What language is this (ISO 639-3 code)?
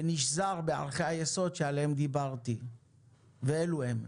heb